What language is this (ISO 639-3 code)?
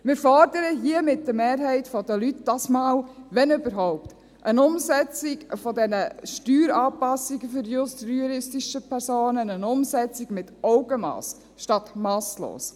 gsw